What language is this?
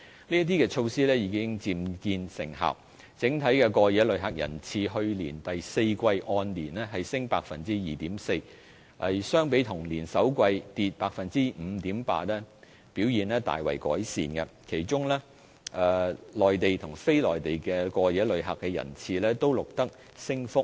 Cantonese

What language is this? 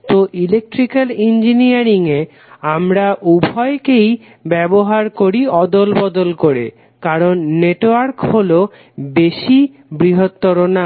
Bangla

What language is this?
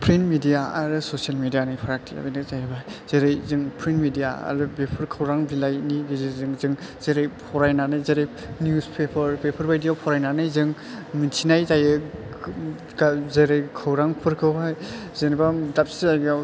Bodo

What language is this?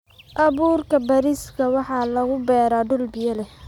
Somali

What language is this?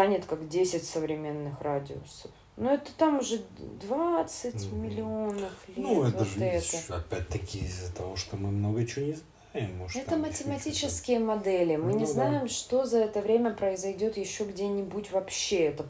Russian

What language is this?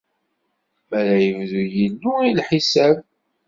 Kabyle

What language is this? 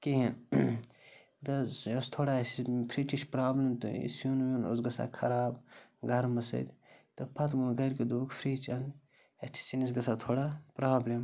Kashmiri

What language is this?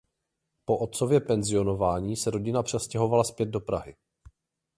Czech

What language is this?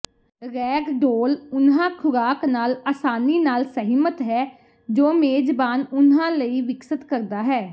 Punjabi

